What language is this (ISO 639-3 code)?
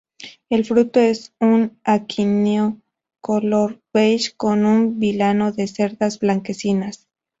spa